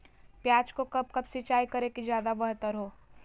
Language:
Magahi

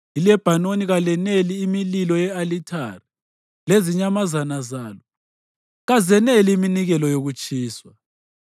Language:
North Ndebele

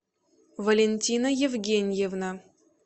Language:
Russian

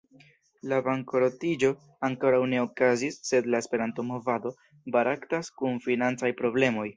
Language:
Esperanto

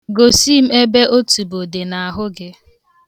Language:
Igbo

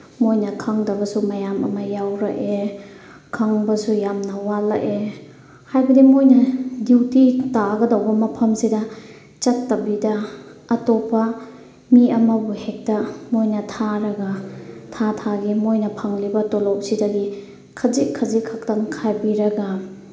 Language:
Manipuri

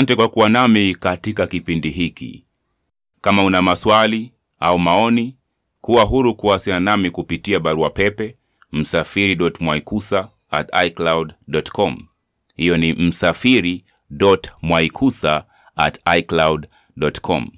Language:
Swahili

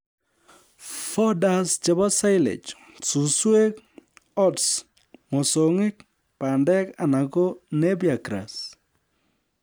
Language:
Kalenjin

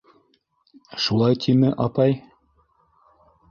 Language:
Bashkir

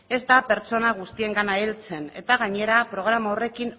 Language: Basque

